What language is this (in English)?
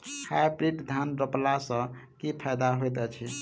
Maithili